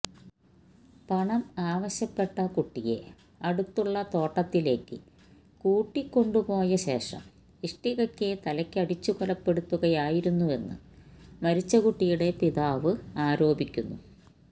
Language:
Malayalam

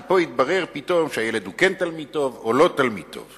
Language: Hebrew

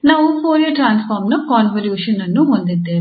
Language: Kannada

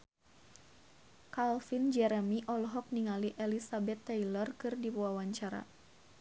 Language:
Sundanese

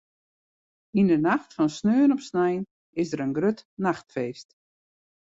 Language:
Western Frisian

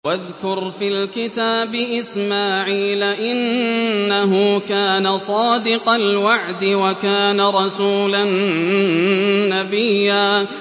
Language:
Arabic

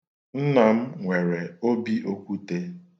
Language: Igbo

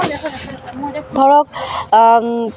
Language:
Assamese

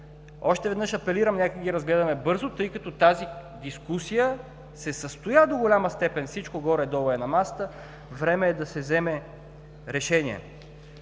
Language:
Bulgarian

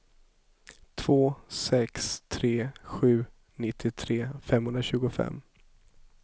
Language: Swedish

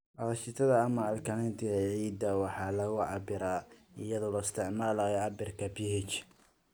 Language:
Somali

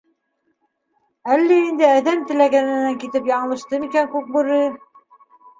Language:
Bashkir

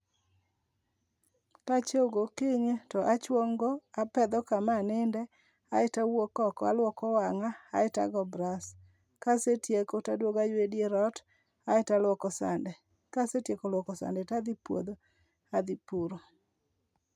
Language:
Luo (Kenya and Tanzania)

